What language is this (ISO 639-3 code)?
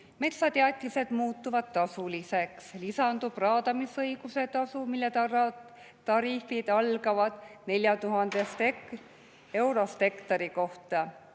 est